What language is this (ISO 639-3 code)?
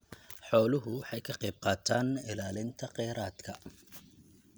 som